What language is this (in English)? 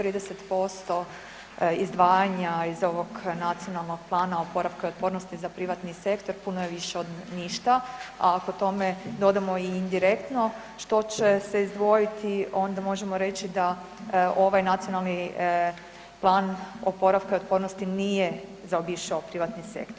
Croatian